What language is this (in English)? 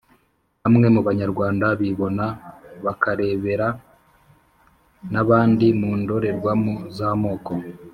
Kinyarwanda